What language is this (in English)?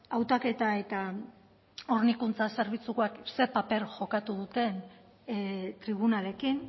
Basque